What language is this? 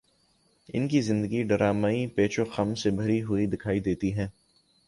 Urdu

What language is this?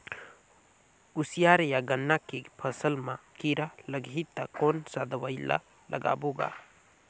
Chhattisgarhi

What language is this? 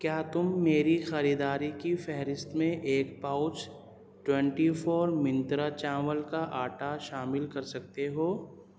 Urdu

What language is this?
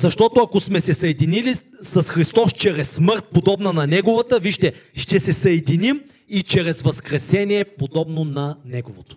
Bulgarian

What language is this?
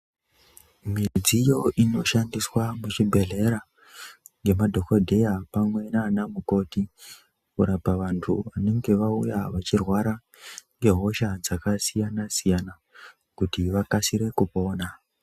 Ndau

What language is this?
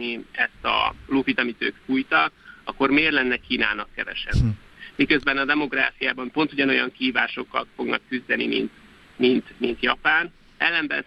Hungarian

